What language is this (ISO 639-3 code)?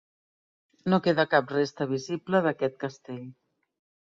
cat